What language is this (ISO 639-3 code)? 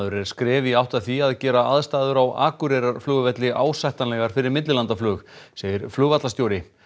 isl